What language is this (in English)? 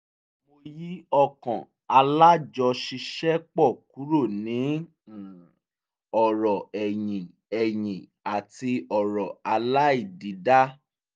Yoruba